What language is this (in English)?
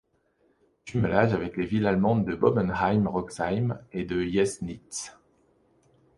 French